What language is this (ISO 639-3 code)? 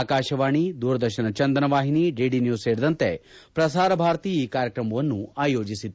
kan